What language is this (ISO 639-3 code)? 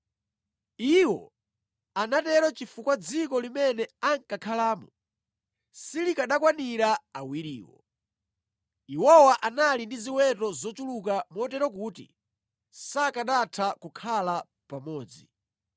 nya